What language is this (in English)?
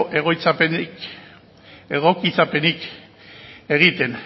Basque